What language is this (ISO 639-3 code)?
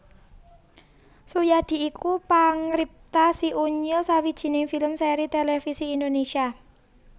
jav